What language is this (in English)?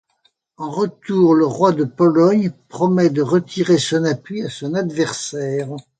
French